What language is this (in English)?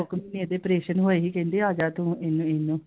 Punjabi